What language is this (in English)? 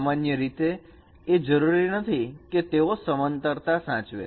Gujarati